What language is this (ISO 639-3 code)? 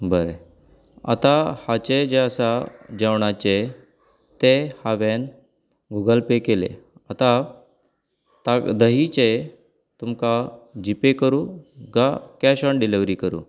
kok